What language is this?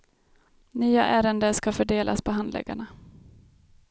Swedish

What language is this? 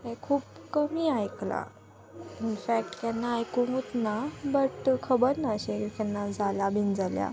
Konkani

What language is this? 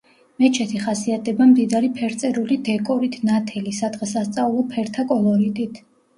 Georgian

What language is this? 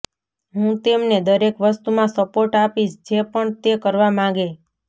Gujarati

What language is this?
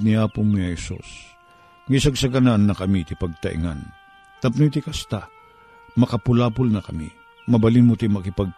Filipino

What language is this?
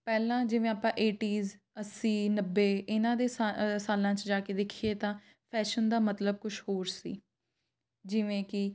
Punjabi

